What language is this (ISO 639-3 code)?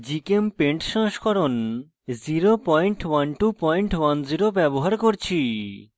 ben